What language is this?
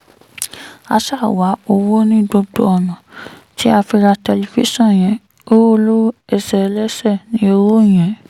Yoruba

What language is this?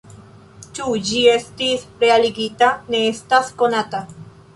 Esperanto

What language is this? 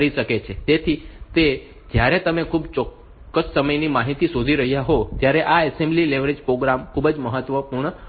Gujarati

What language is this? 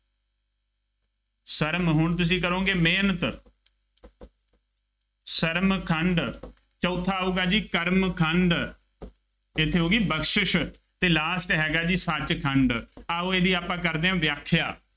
Punjabi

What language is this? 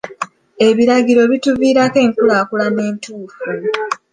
Ganda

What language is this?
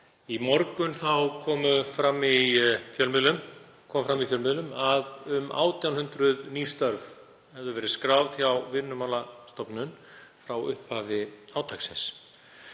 Icelandic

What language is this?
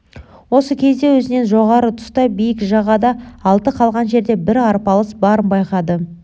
Kazakh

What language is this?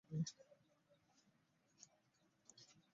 Ganda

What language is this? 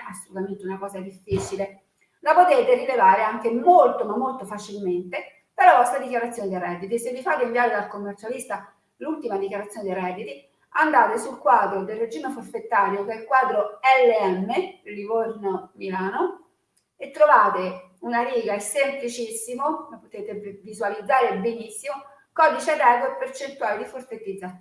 Italian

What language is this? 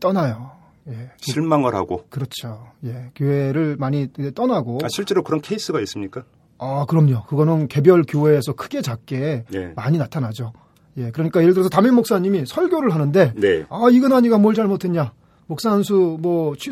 Korean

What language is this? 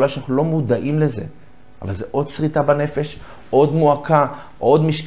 Hebrew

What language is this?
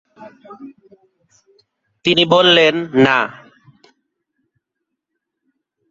Bangla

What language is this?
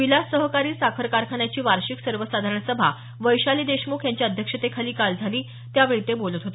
Marathi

